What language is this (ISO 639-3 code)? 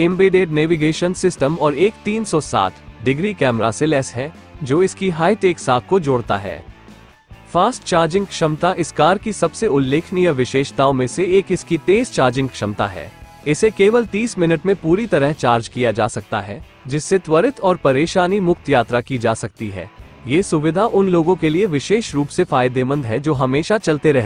hin